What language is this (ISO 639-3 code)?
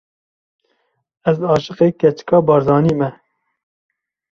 kur